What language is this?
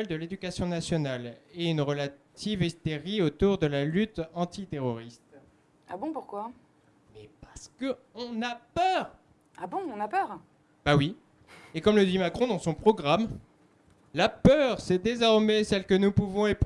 French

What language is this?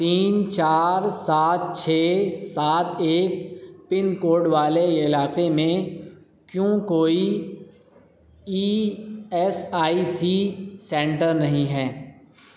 Urdu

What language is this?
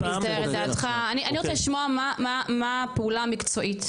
Hebrew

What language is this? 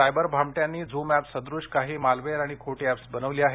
Marathi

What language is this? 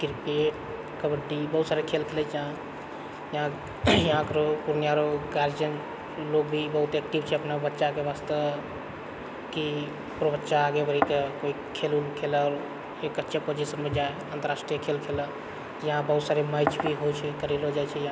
Maithili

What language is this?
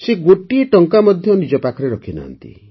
Odia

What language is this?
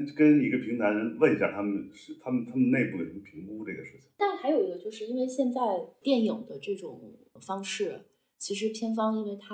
Chinese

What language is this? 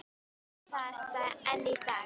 Icelandic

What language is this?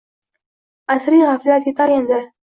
Uzbek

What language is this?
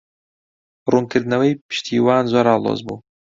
Central Kurdish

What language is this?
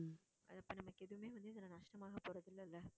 Tamil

